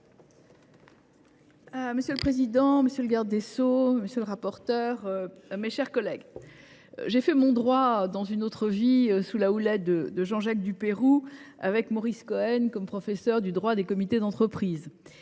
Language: French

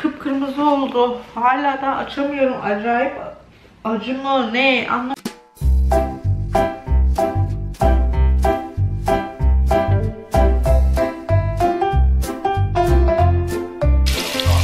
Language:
Turkish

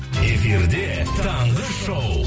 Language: Kazakh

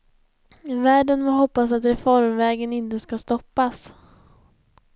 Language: Swedish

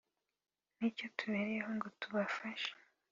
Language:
Kinyarwanda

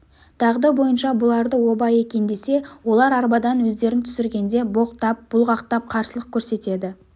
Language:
Kazakh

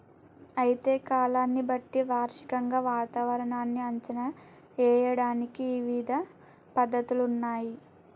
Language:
Telugu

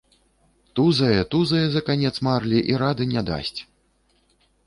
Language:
Belarusian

